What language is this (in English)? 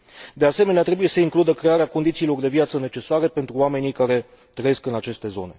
Romanian